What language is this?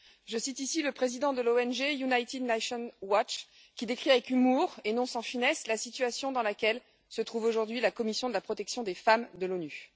French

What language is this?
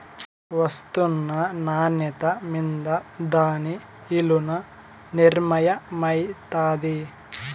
Telugu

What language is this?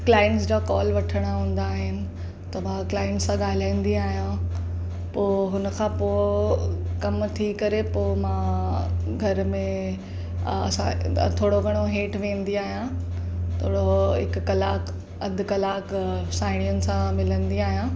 Sindhi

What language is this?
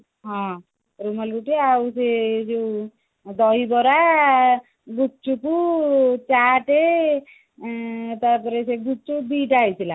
Odia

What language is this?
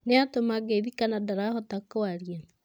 Kikuyu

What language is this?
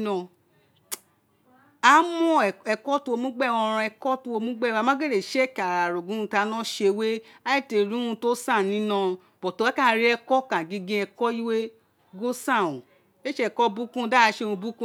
Isekiri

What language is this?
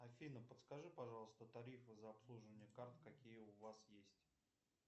Russian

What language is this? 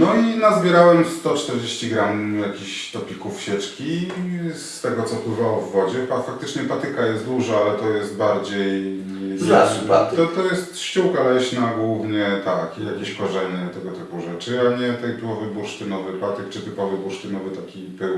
Polish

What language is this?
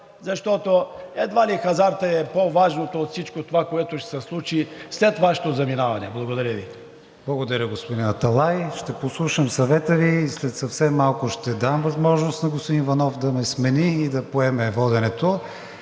Bulgarian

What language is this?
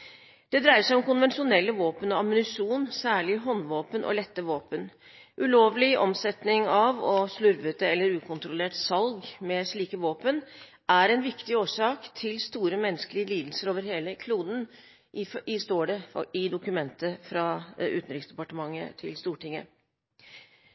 Norwegian Bokmål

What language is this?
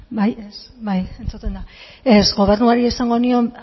Basque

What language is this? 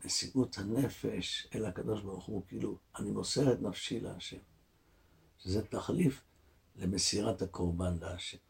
Hebrew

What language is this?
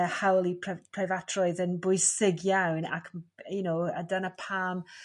Welsh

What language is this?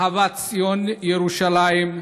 Hebrew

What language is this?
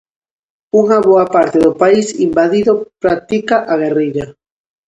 Galician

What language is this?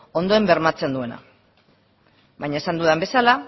Basque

